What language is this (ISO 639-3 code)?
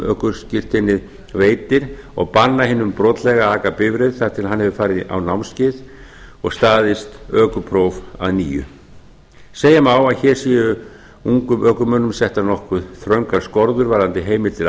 isl